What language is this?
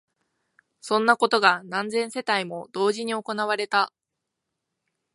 Japanese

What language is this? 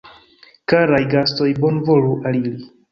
Esperanto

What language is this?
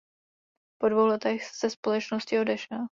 Czech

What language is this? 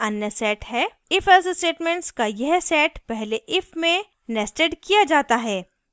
Hindi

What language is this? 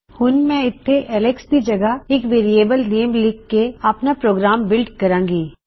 Punjabi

